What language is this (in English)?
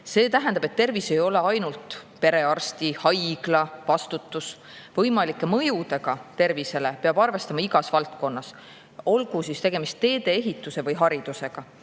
Estonian